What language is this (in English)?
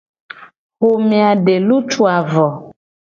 Gen